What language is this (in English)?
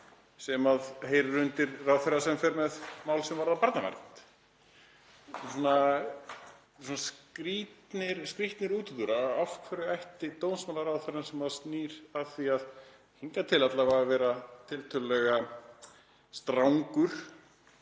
Icelandic